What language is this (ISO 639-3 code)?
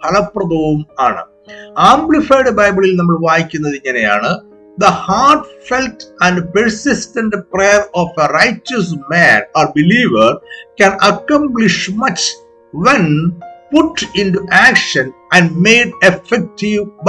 mal